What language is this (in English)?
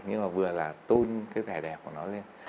Vietnamese